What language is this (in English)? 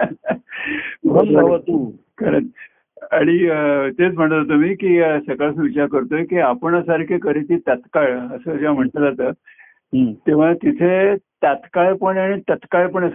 Marathi